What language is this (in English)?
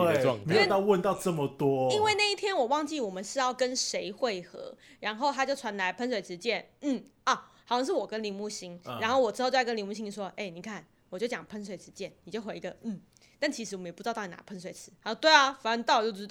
Chinese